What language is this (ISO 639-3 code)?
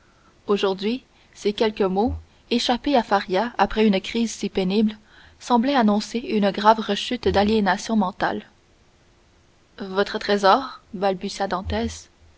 fra